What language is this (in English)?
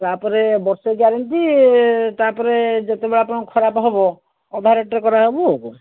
Odia